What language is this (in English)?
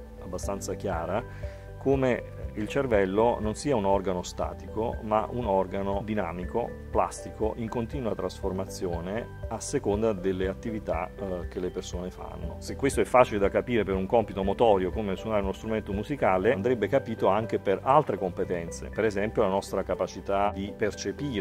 Italian